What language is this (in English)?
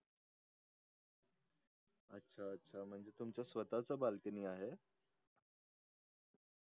Marathi